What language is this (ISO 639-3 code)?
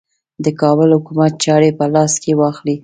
pus